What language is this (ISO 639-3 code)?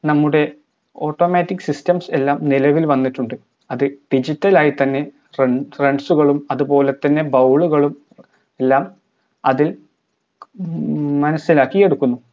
mal